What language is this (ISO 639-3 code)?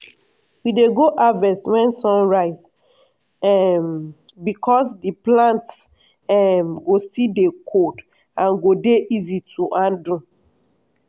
pcm